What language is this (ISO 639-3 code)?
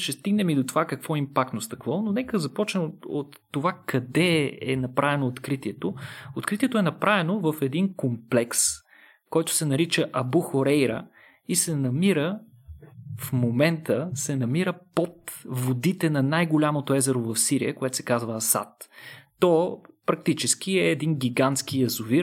bul